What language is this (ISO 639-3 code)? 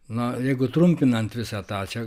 lit